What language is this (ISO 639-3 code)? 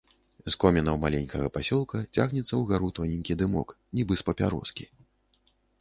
bel